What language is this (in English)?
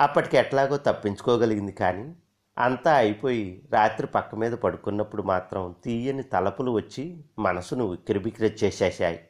Telugu